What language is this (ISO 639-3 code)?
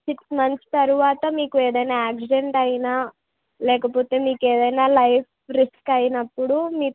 tel